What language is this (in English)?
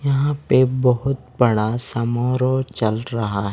Hindi